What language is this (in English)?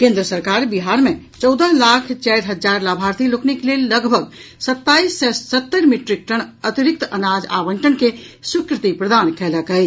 Maithili